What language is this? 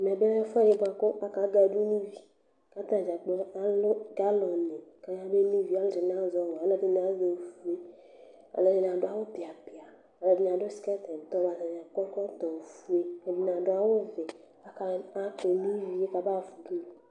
Ikposo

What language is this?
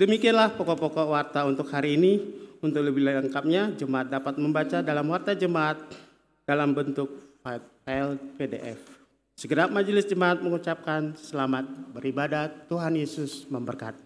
Indonesian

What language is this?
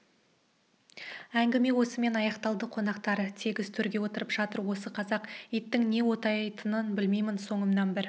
Kazakh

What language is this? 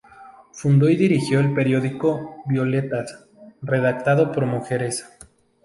Spanish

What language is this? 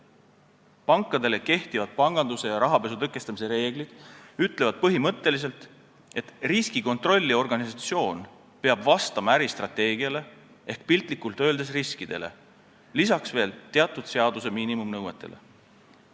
Estonian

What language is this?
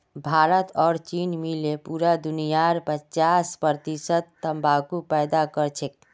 Magahi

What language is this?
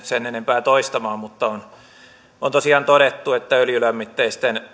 Finnish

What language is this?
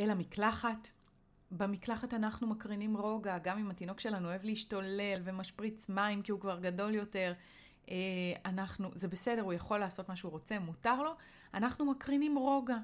Hebrew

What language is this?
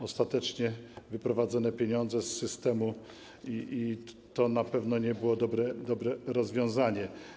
Polish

